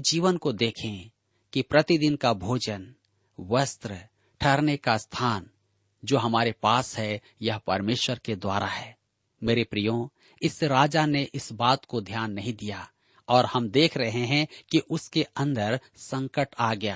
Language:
Hindi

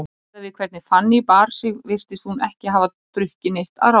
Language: Icelandic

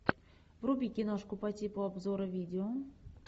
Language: Russian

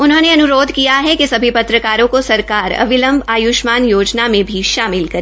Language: Hindi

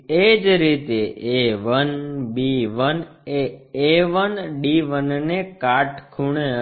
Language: Gujarati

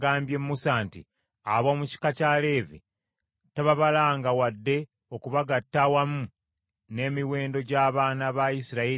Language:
Ganda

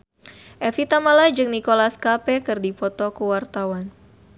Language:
Sundanese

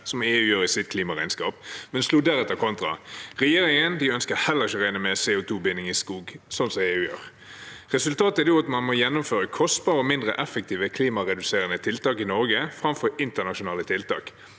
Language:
Norwegian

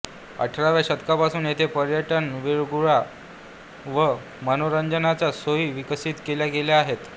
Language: Marathi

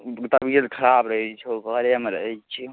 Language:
Maithili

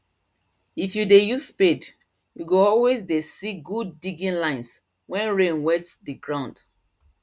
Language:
Nigerian Pidgin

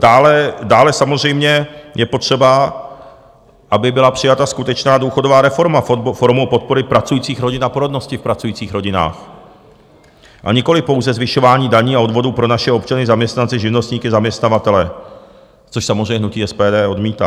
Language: Czech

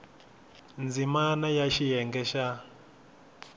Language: Tsonga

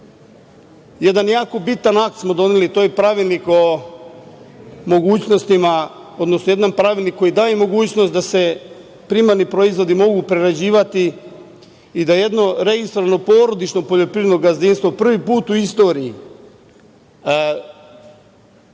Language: Serbian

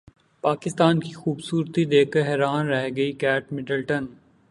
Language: Urdu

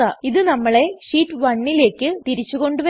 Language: Malayalam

